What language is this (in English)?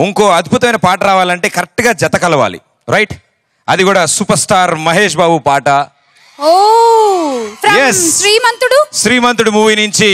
Telugu